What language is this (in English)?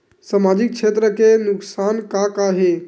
Chhattisgarhi